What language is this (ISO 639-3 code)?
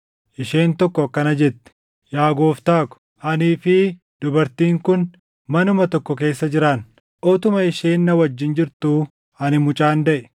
orm